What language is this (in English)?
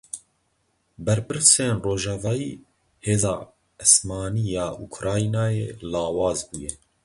Kurdish